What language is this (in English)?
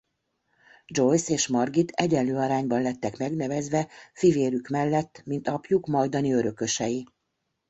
Hungarian